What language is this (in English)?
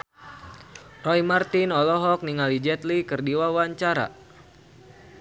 Sundanese